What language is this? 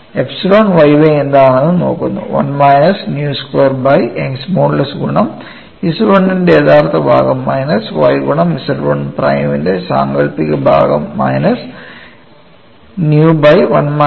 Malayalam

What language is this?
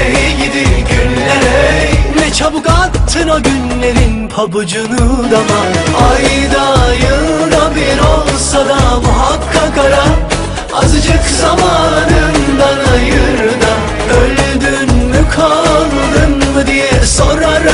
Indonesian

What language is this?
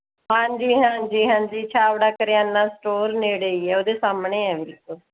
Punjabi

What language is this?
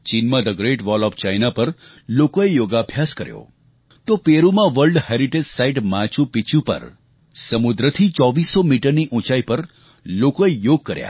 Gujarati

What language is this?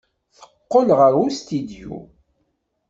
Kabyle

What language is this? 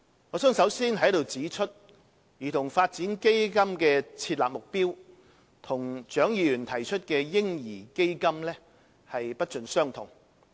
Cantonese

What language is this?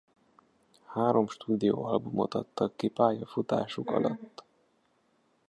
Hungarian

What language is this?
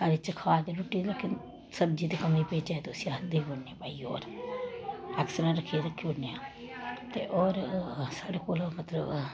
Dogri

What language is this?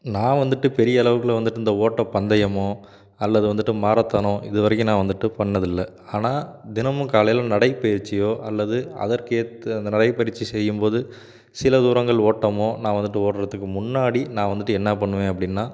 Tamil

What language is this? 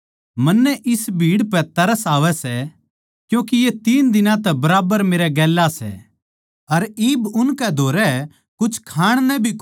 Haryanvi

